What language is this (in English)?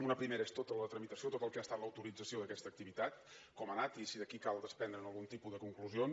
Catalan